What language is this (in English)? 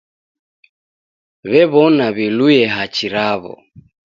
Taita